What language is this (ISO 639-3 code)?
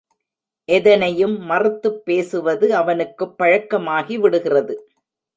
tam